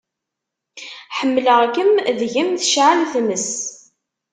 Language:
Kabyle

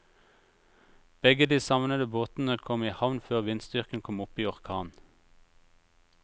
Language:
Norwegian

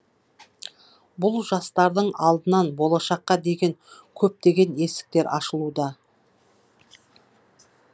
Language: Kazakh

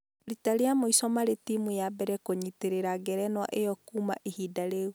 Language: Kikuyu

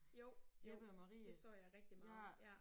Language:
Danish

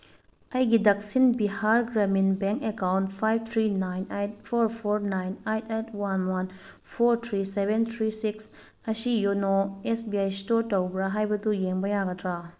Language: Manipuri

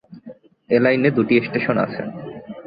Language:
Bangla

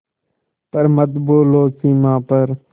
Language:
Hindi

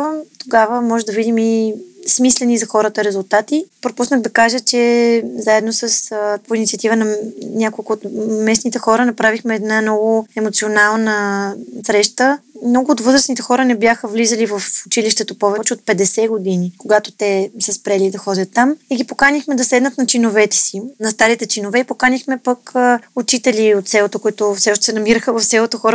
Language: Bulgarian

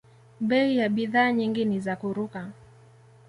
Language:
Swahili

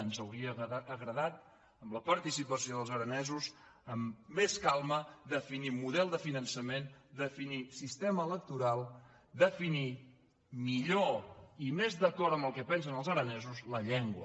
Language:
Catalan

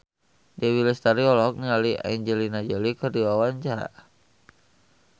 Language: Sundanese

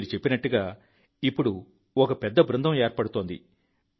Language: Telugu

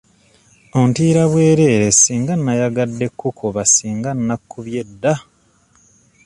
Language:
Ganda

